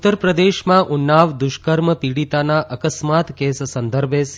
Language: Gujarati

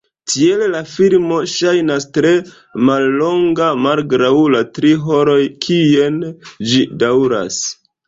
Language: Esperanto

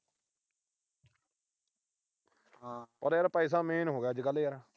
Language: Punjabi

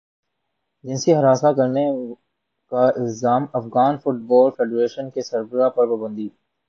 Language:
Urdu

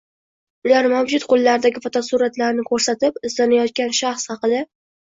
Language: Uzbek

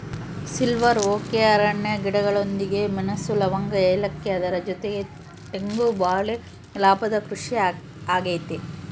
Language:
Kannada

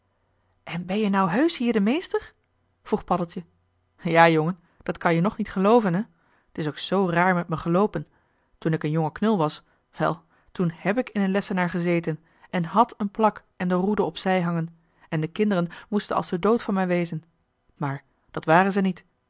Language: Dutch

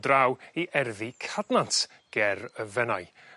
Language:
Welsh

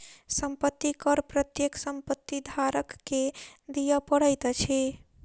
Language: Maithili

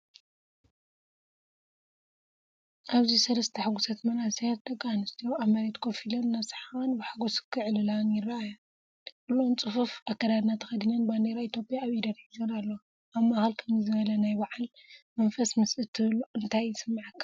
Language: Tigrinya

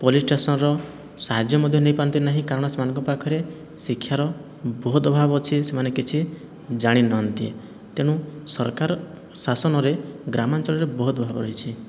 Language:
Odia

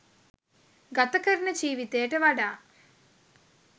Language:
Sinhala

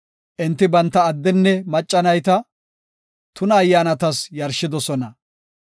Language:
Gofa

